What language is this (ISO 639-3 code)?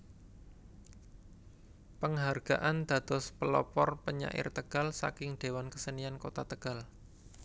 jav